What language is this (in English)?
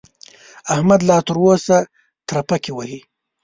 Pashto